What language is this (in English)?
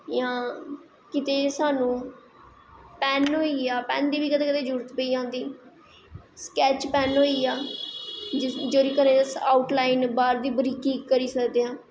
Dogri